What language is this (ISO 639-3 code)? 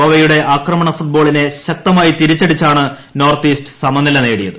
mal